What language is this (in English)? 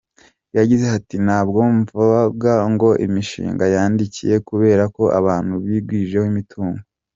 Kinyarwanda